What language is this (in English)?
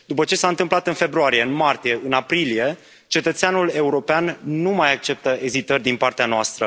Romanian